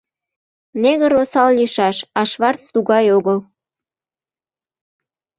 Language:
Mari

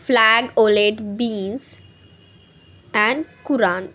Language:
Marathi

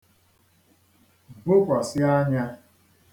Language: Igbo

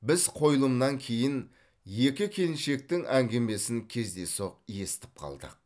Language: Kazakh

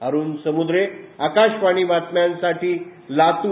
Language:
Marathi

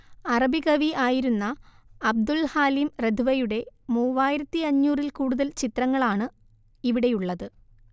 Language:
Malayalam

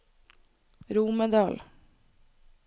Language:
Norwegian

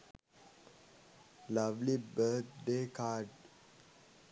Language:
Sinhala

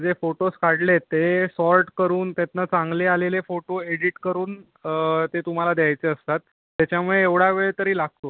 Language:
Marathi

